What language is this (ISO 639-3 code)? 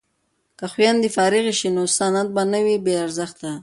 pus